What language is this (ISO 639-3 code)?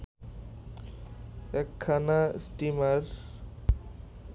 ben